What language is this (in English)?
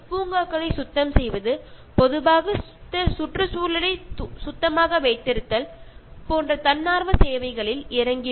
Malayalam